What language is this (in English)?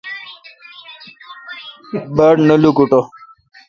Kalkoti